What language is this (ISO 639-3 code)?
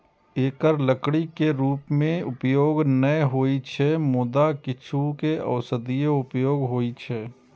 mai